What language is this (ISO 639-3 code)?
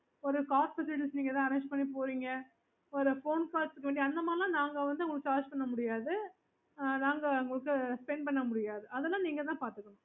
tam